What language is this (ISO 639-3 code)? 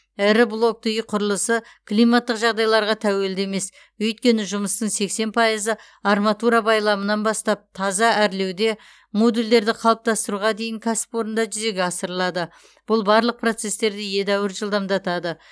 kaz